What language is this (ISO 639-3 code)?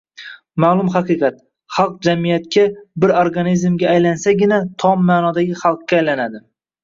uzb